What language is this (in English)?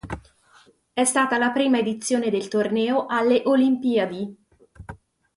Italian